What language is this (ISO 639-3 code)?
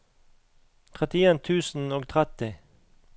nor